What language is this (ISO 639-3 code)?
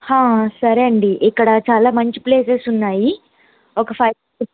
tel